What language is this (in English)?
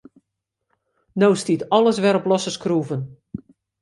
Western Frisian